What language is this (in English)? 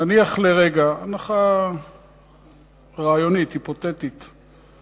Hebrew